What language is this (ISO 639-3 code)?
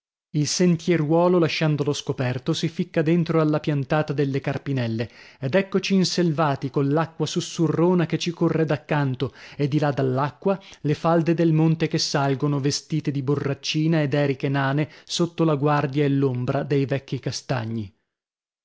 ita